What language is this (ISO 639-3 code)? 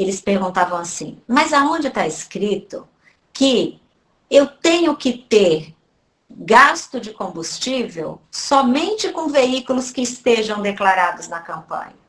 por